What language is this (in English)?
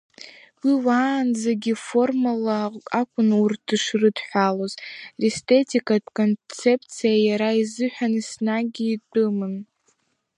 Abkhazian